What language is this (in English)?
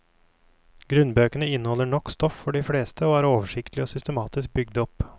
Norwegian